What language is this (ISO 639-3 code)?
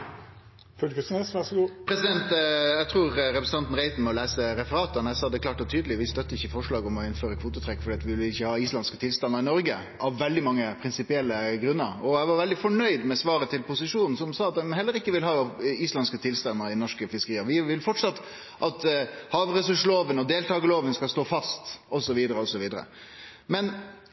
nno